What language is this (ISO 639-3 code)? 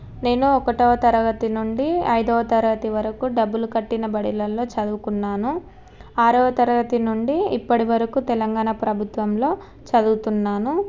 tel